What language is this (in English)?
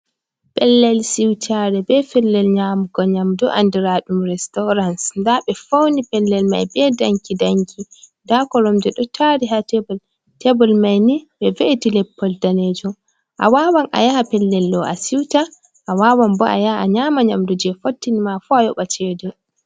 Fula